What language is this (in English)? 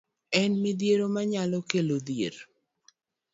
Luo (Kenya and Tanzania)